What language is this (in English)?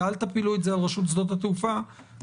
Hebrew